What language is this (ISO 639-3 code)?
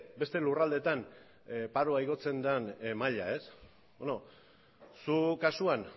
eus